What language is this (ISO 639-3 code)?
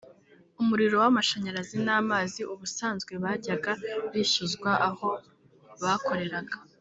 kin